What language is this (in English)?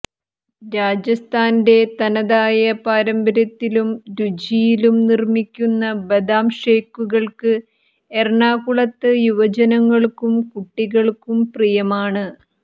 Malayalam